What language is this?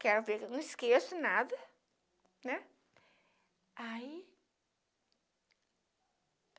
Portuguese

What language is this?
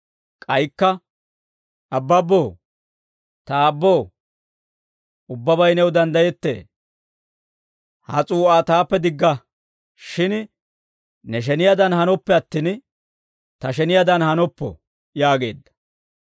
Dawro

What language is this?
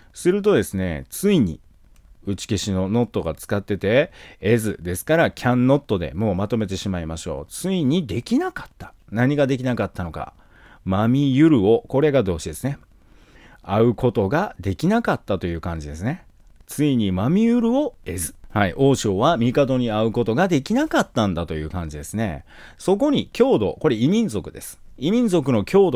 Japanese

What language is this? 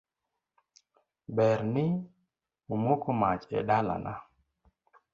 Luo (Kenya and Tanzania)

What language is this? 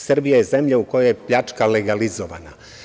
Serbian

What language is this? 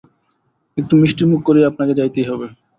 Bangla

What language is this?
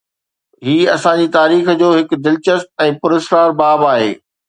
Sindhi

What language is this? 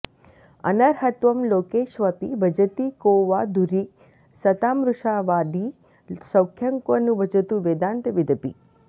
Sanskrit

